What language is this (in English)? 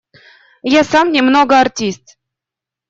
Russian